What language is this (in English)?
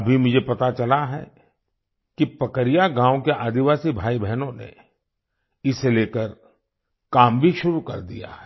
Hindi